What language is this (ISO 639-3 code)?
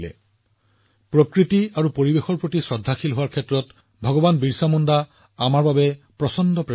asm